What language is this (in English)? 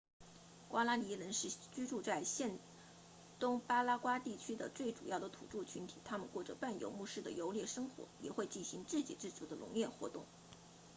Chinese